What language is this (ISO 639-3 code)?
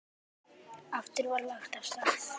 isl